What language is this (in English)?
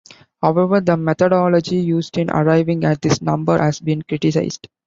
English